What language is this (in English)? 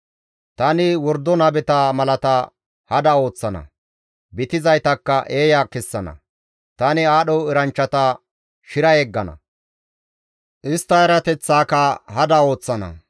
Gamo